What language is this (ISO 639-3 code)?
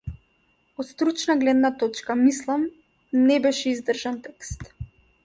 mkd